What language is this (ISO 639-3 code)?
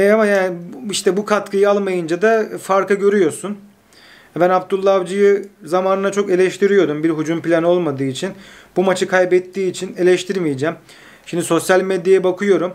tur